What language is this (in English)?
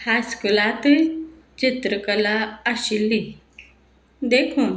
Konkani